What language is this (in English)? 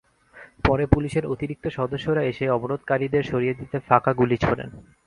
Bangla